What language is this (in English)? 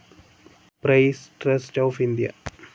Malayalam